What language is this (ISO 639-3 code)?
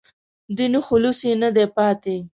pus